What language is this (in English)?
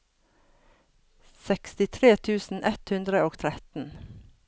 Norwegian